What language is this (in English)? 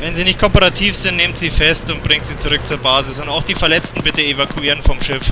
German